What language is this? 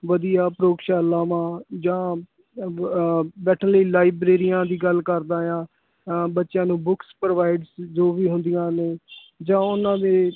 Punjabi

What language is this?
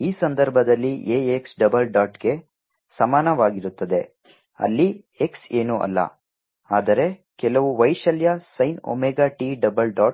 Kannada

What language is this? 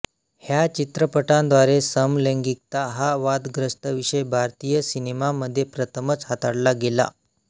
Marathi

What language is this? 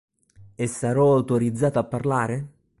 Italian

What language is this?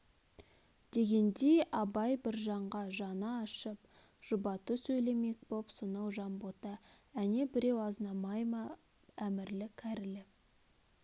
Kazakh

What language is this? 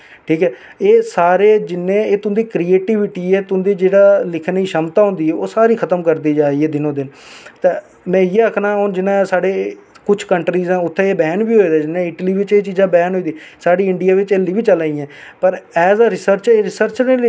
Dogri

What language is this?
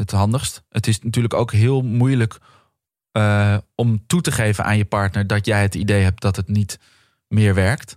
Dutch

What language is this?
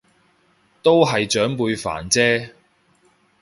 Cantonese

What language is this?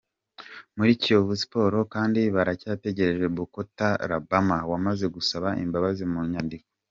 Kinyarwanda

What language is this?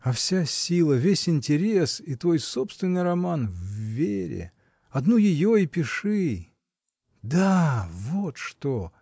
Russian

